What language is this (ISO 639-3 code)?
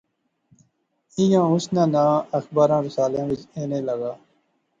phr